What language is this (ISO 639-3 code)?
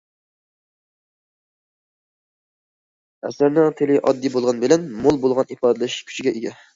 uig